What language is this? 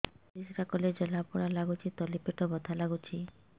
Odia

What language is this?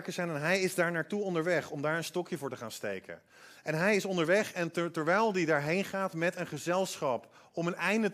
Dutch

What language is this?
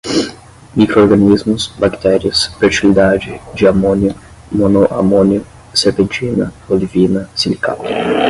Portuguese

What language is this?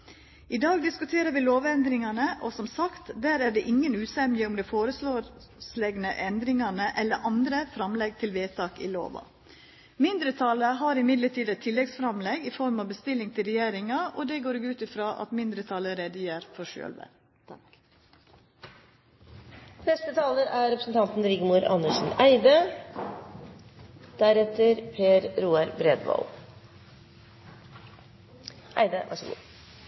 Norwegian Nynorsk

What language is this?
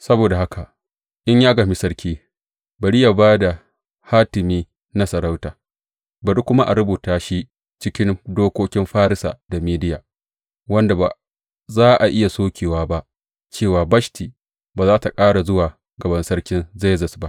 Hausa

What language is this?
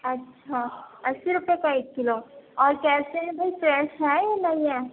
Urdu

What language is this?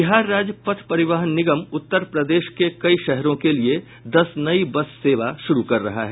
Hindi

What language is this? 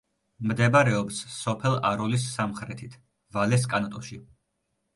Georgian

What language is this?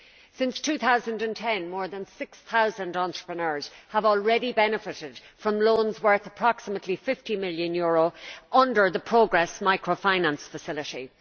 English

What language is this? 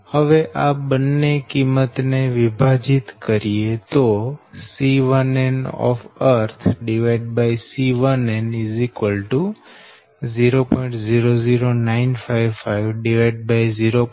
Gujarati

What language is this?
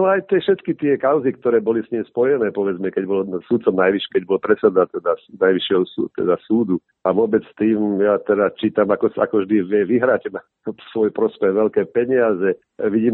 Slovak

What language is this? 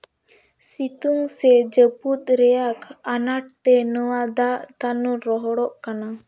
Santali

